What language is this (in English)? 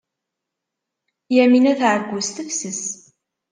Kabyle